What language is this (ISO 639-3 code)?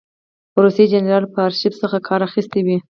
pus